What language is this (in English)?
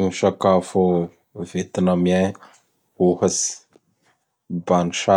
Bara Malagasy